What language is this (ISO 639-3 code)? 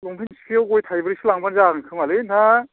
brx